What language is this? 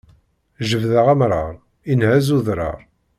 Kabyle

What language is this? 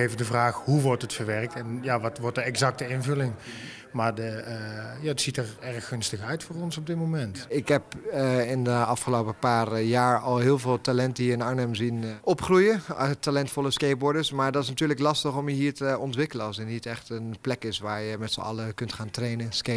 Dutch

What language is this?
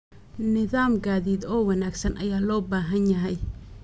Somali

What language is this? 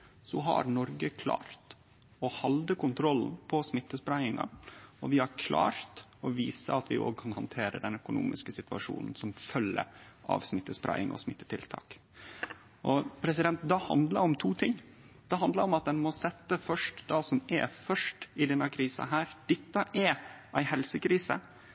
Norwegian Nynorsk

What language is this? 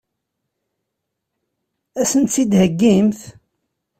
Kabyle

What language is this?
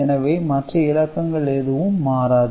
Tamil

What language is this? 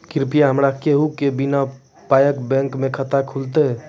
Maithili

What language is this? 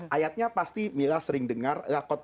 Indonesian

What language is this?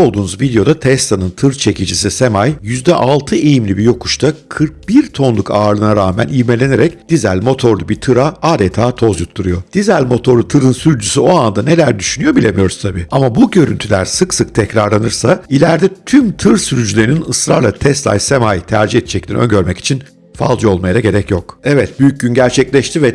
Turkish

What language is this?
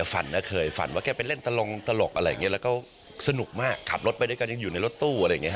Thai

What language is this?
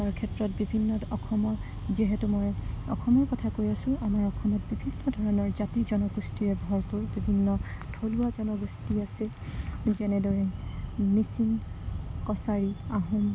Assamese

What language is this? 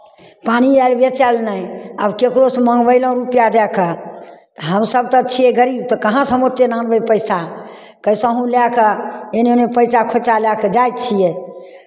Maithili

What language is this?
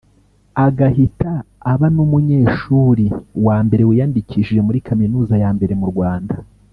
Kinyarwanda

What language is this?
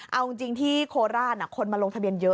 Thai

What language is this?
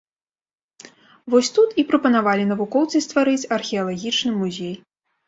Belarusian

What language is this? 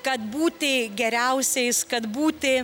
Lithuanian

